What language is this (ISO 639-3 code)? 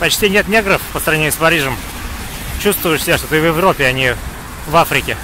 rus